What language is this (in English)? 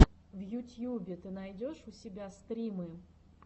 Russian